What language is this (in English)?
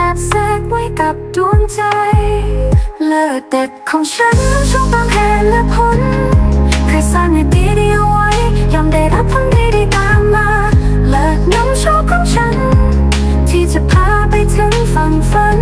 Thai